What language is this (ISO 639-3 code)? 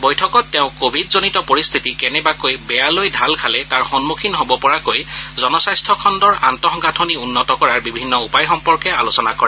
asm